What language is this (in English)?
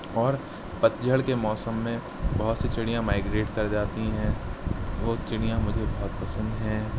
Urdu